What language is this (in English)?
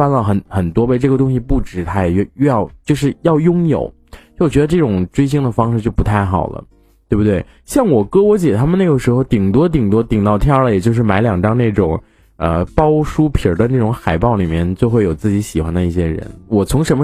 Chinese